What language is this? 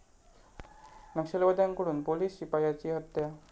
Marathi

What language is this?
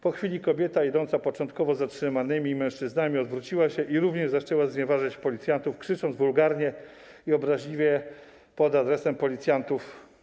Polish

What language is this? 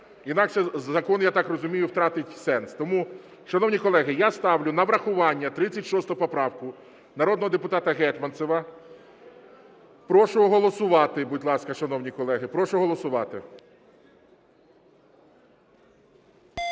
Ukrainian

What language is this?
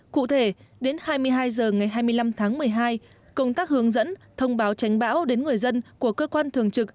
Vietnamese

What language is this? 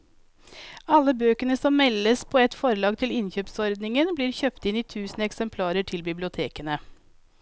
Norwegian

